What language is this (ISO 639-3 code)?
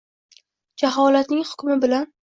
uzb